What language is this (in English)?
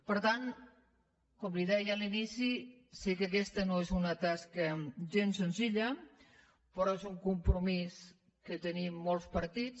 Catalan